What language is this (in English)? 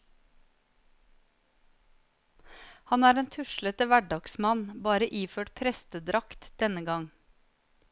Norwegian